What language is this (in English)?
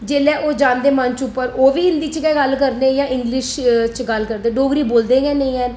Dogri